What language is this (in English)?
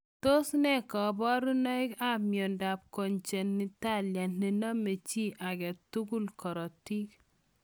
Kalenjin